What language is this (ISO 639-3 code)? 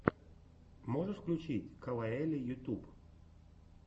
rus